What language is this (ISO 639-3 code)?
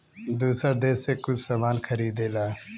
bho